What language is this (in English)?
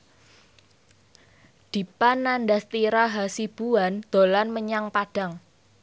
Javanese